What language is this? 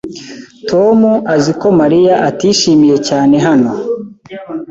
Kinyarwanda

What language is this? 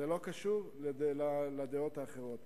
Hebrew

